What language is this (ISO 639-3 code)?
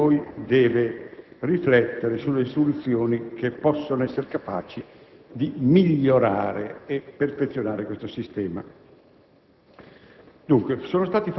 ita